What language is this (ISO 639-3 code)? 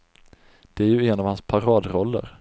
swe